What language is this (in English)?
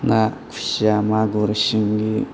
Bodo